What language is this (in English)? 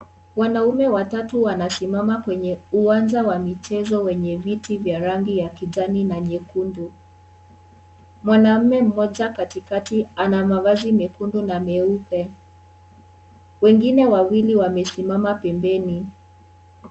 Swahili